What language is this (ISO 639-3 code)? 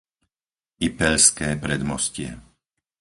slk